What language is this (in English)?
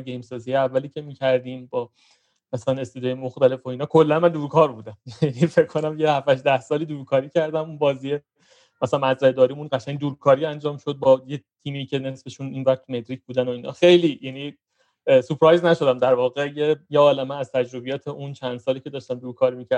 Persian